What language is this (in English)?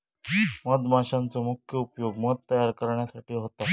Marathi